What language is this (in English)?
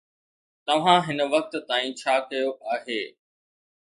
Sindhi